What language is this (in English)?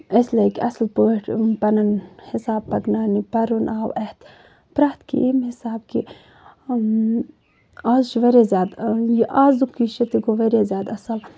Kashmiri